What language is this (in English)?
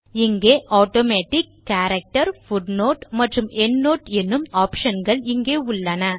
Tamil